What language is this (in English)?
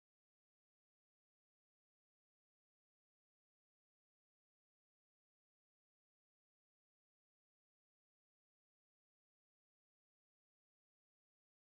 Longuda